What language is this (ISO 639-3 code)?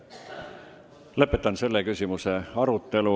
est